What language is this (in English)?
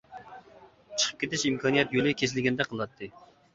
Uyghur